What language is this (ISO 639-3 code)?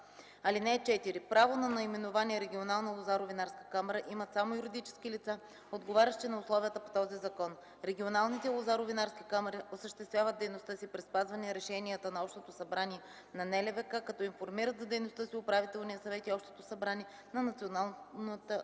bul